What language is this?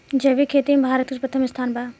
Bhojpuri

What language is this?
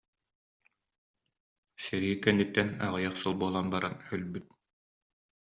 Yakut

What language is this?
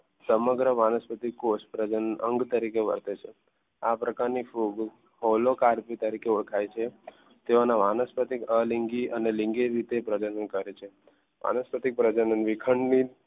Gujarati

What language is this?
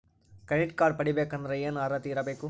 Kannada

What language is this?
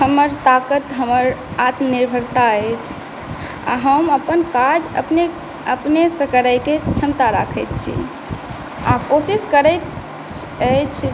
Maithili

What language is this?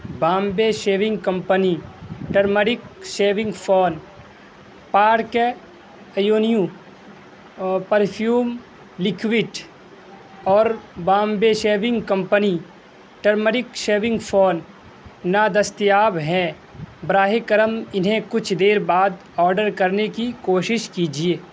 Urdu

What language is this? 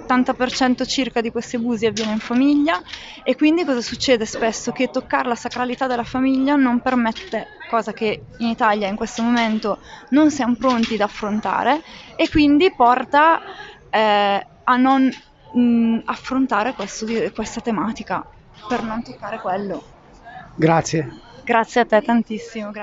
Italian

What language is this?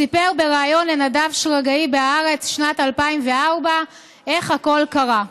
Hebrew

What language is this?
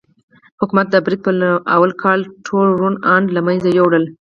Pashto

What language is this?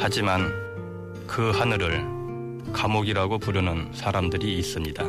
Korean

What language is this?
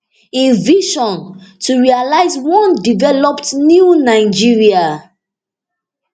Nigerian Pidgin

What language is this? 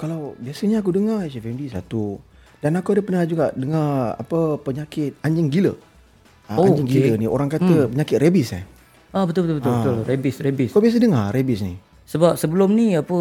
Malay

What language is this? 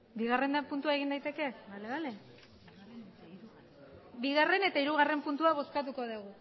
Basque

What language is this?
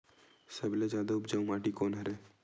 Chhattisgarhi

